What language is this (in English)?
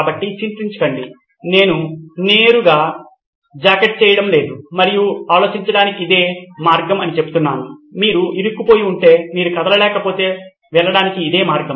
Telugu